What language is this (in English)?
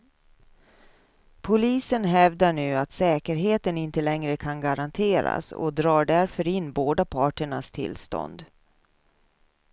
Swedish